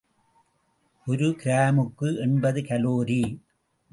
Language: Tamil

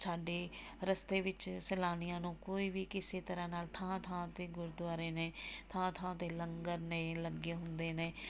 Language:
Punjabi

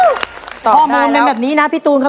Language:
Thai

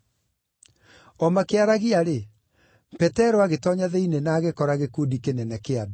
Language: Kikuyu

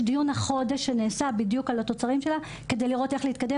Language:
Hebrew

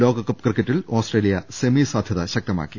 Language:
Malayalam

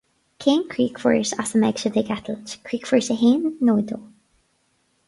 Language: Irish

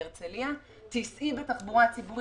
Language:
Hebrew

